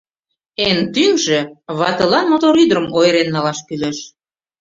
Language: Mari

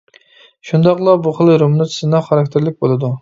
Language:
Uyghur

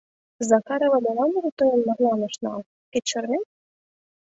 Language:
Mari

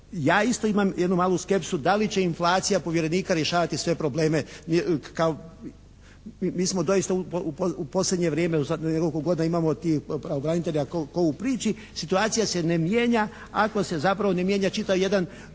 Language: Croatian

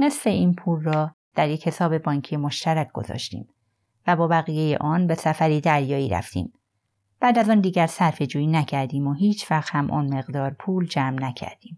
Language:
Persian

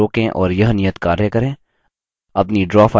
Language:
Hindi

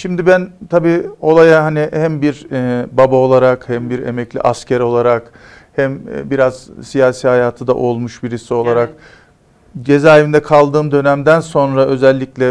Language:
Turkish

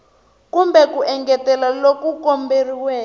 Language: Tsonga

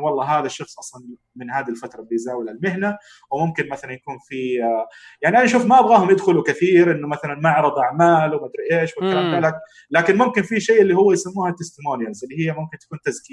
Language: Arabic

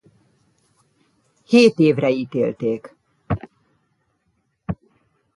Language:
Hungarian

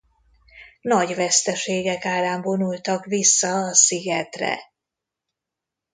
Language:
Hungarian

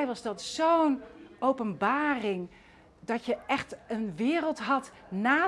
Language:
Dutch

